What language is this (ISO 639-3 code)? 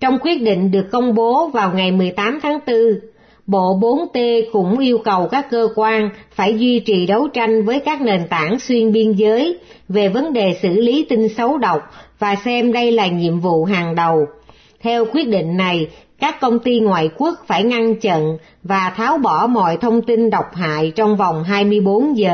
vie